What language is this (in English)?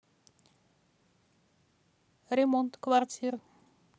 Russian